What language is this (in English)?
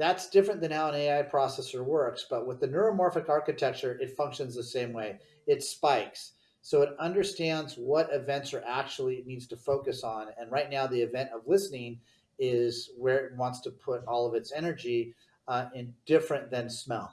English